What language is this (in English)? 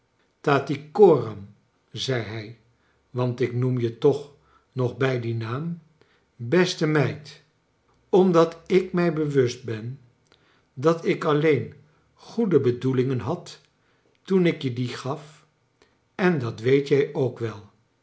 Dutch